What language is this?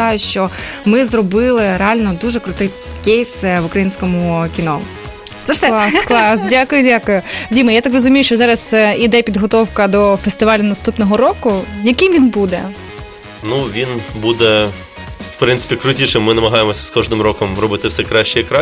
Ukrainian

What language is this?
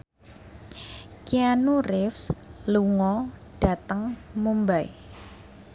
Javanese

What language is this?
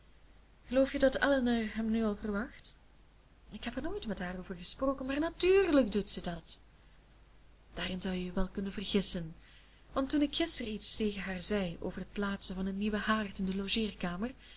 Dutch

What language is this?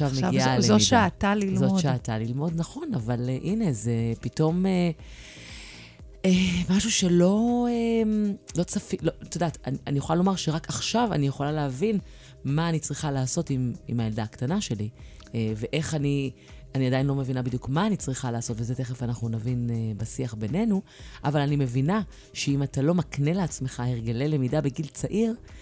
Hebrew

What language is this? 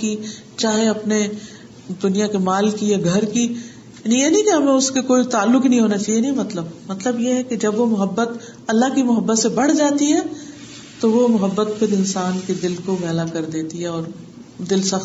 Urdu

